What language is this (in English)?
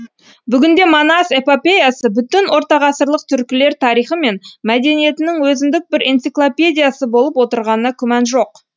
Kazakh